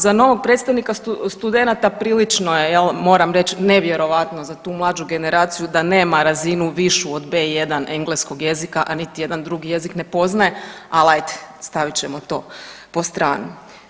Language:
Croatian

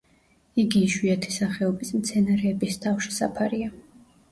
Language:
Georgian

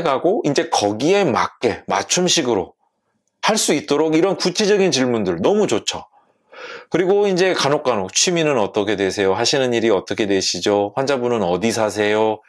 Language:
Korean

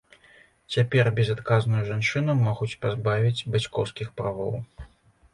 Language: Belarusian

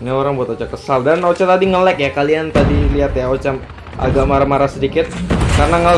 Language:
Indonesian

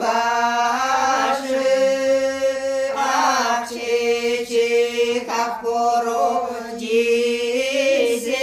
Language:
Romanian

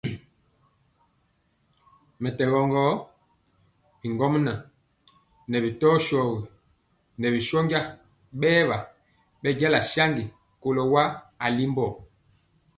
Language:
Mpiemo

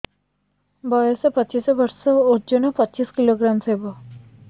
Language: Odia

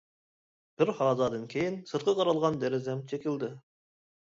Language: Uyghur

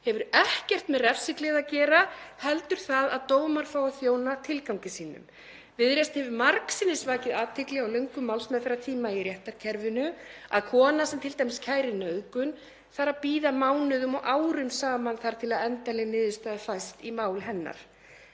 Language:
Icelandic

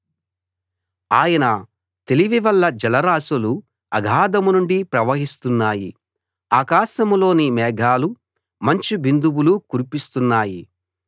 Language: Telugu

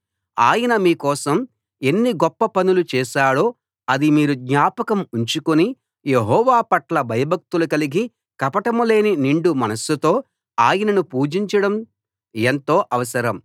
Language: Telugu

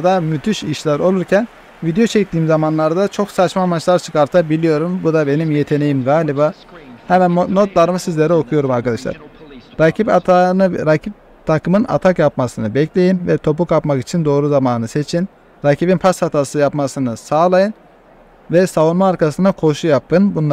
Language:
Turkish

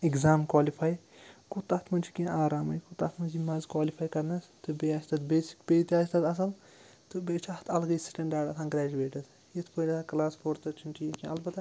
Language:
Kashmiri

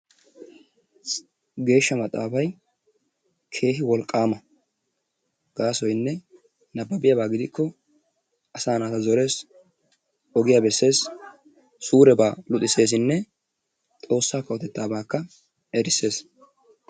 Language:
Wolaytta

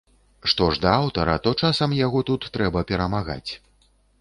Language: Belarusian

